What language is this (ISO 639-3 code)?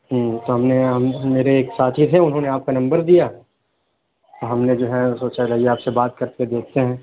urd